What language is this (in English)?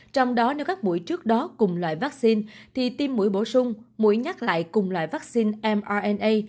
Vietnamese